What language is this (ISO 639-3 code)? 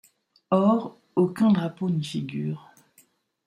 fra